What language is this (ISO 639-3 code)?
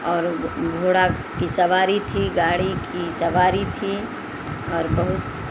urd